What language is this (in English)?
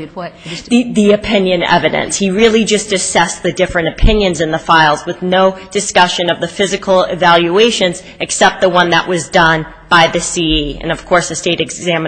English